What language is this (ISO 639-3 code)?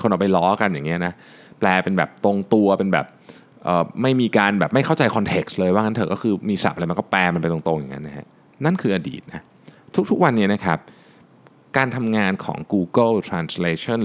tha